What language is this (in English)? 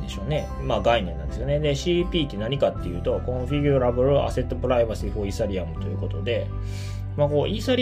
Japanese